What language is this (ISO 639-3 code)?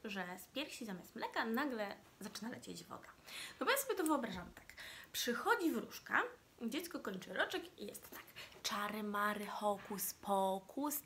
pol